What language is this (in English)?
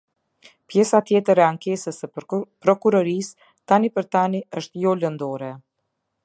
Albanian